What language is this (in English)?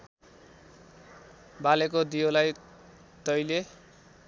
Nepali